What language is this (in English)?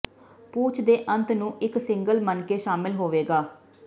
Punjabi